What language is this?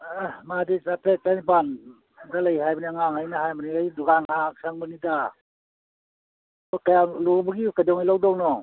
Manipuri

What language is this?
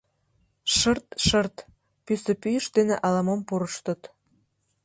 Mari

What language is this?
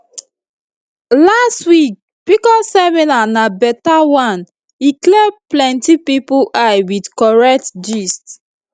Nigerian Pidgin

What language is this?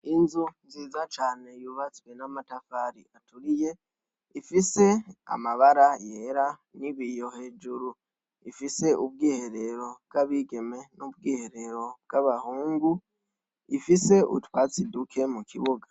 Rundi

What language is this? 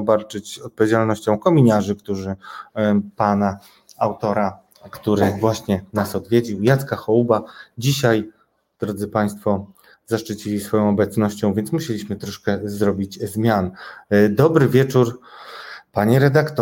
Polish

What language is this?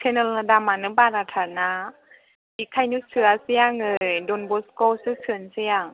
Bodo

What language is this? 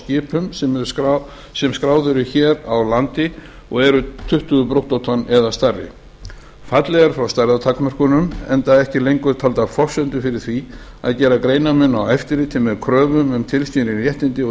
Icelandic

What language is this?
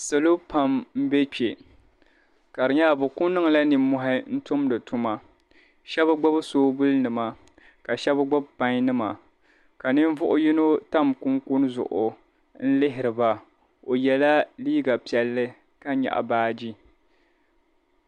Dagbani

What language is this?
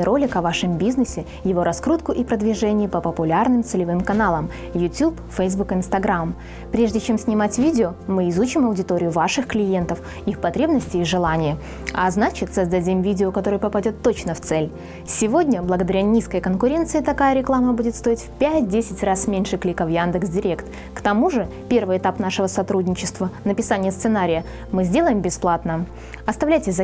Russian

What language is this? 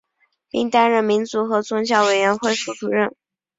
Chinese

